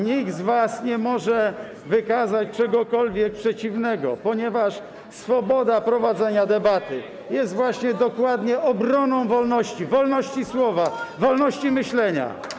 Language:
Polish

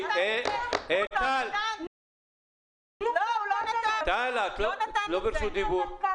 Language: Hebrew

